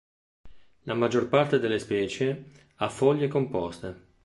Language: Italian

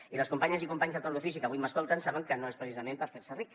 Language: Catalan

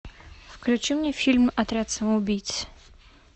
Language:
Russian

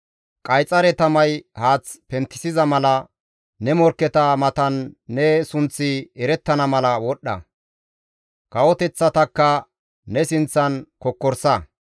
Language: Gamo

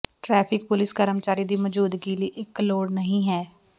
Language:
Punjabi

